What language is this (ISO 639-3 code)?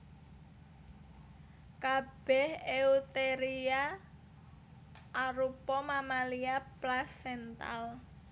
jav